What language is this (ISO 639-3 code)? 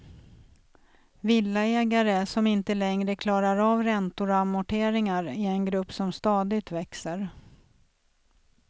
swe